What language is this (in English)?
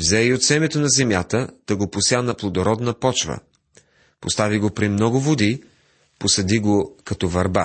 Bulgarian